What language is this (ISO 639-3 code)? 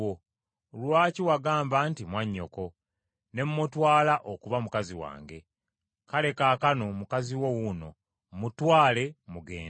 lug